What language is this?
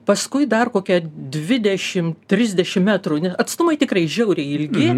Lithuanian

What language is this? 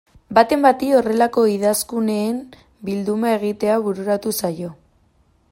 Basque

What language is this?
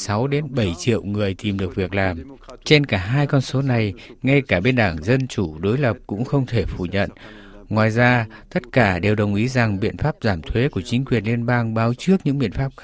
Vietnamese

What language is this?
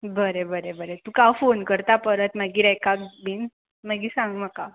Konkani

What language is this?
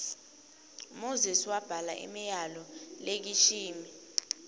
Swati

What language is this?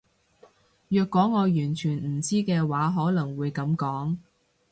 Cantonese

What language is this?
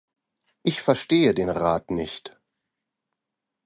German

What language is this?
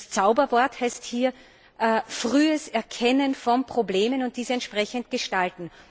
German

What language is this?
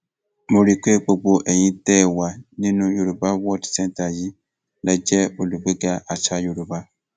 Yoruba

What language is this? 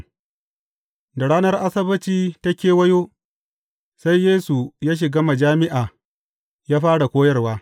Hausa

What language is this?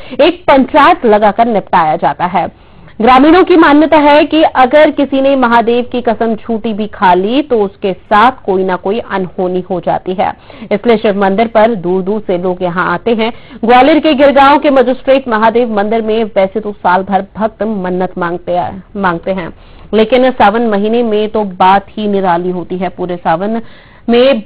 Hindi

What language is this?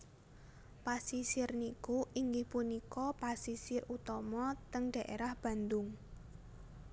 Javanese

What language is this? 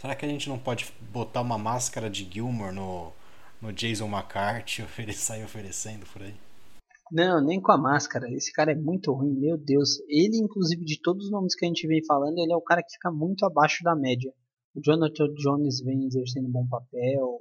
Portuguese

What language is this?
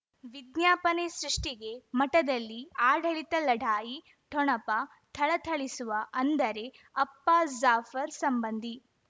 Kannada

